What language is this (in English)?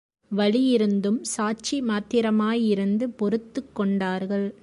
Tamil